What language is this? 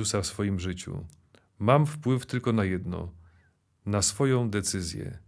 Polish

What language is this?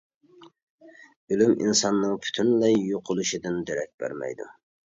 Uyghur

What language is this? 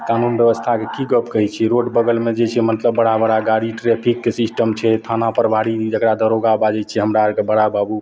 Maithili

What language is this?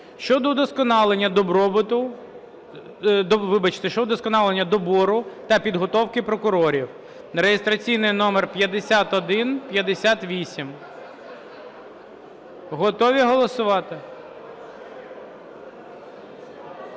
Ukrainian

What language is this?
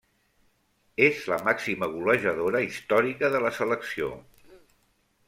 Catalan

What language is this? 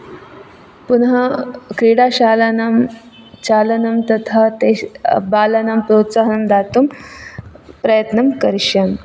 Sanskrit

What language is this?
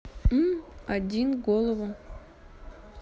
Russian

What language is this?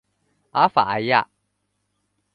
Chinese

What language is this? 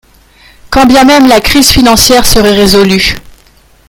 French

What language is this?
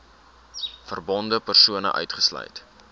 Afrikaans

